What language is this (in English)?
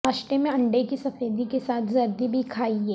Urdu